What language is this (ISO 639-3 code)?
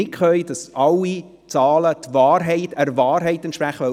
gsw